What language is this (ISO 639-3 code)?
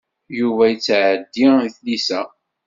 kab